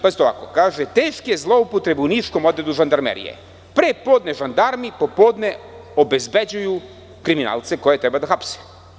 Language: Serbian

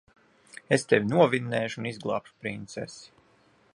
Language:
Latvian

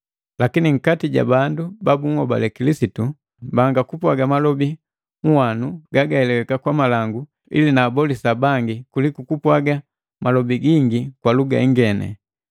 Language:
Matengo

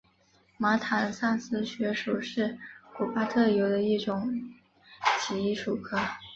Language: Chinese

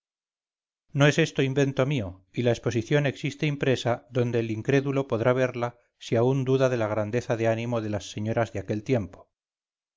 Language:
Spanish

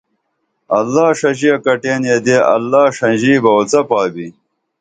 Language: Dameli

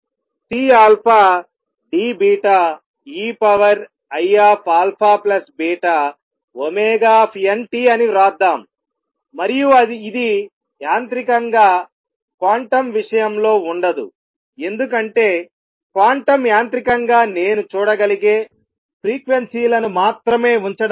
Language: Telugu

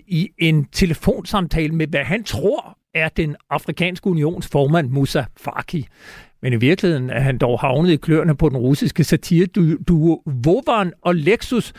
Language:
Danish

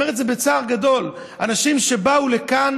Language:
Hebrew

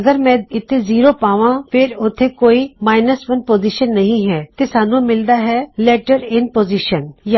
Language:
Punjabi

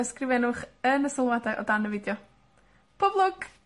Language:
Welsh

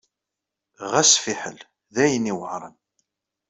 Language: Kabyle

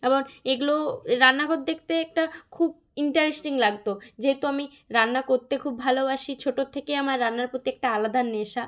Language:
Bangla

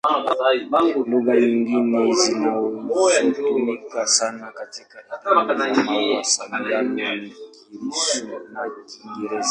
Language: Swahili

